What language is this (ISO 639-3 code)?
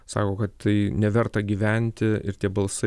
lit